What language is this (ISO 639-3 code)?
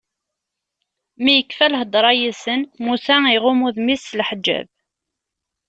kab